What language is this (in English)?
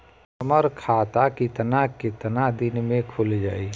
Bhojpuri